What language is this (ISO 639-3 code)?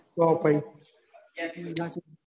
guj